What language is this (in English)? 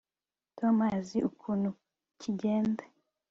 Kinyarwanda